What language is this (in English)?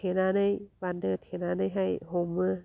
Bodo